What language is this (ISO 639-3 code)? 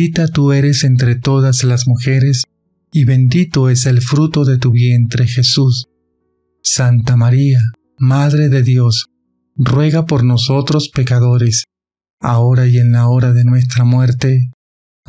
spa